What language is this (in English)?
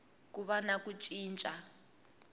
Tsonga